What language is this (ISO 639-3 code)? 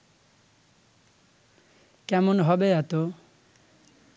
ben